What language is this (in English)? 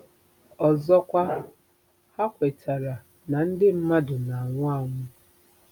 Igbo